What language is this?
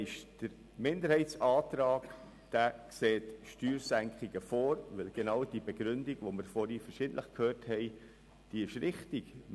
Swiss German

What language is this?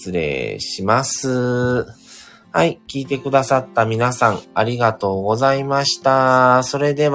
Japanese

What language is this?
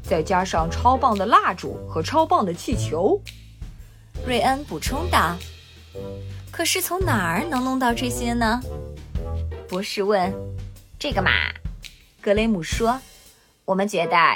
Chinese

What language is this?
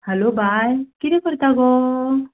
Konkani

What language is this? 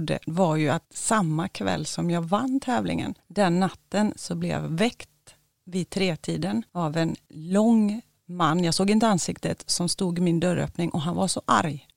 Swedish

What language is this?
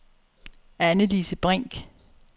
Danish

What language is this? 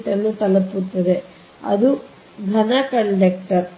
Kannada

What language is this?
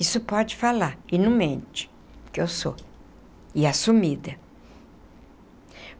Portuguese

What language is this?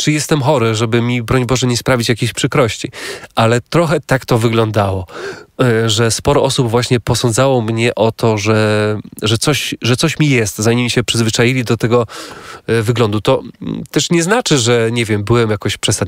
Polish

